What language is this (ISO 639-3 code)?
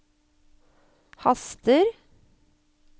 nor